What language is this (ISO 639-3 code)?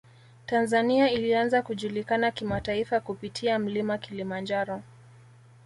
swa